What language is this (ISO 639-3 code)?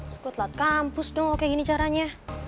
ind